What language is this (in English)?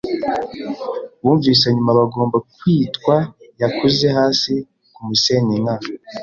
Kinyarwanda